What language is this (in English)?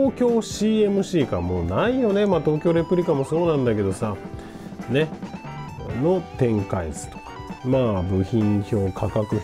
Japanese